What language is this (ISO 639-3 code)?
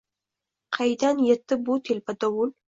uzb